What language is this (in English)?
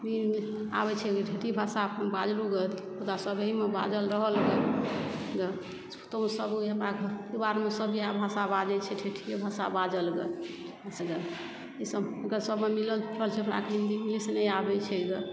Maithili